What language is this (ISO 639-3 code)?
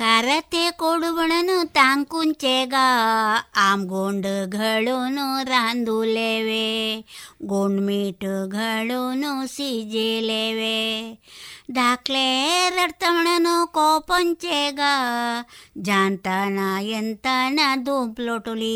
kan